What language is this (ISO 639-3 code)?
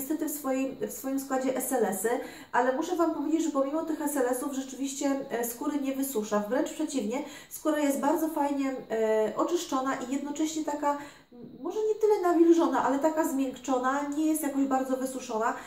pol